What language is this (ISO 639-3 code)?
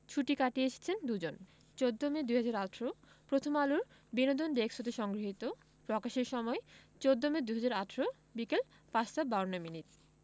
ben